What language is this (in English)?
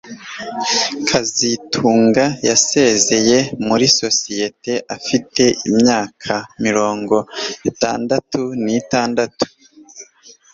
Kinyarwanda